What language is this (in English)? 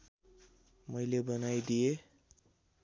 Nepali